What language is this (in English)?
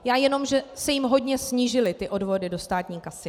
Czech